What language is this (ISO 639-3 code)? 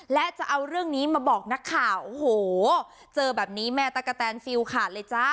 tha